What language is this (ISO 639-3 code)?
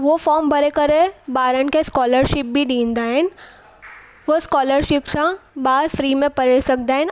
snd